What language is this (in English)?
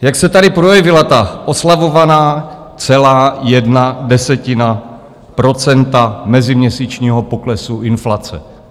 Czech